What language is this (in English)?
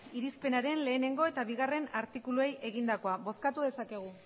Basque